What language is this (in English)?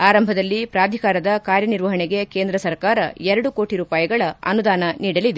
Kannada